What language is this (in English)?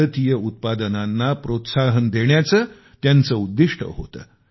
Marathi